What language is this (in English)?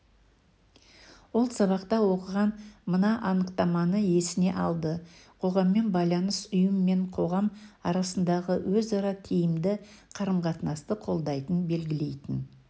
Kazakh